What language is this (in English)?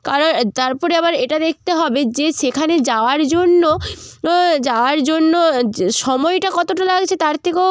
Bangla